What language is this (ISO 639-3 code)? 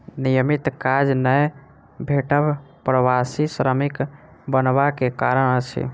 mai